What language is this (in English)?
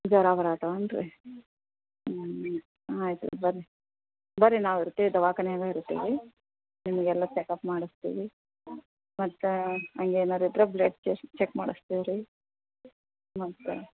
Kannada